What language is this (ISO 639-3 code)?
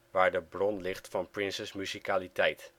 nld